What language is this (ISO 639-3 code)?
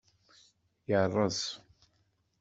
kab